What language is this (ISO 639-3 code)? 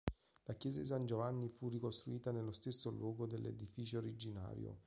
ita